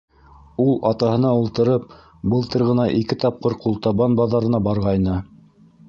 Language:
Bashkir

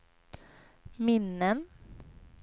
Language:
Swedish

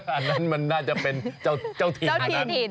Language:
Thai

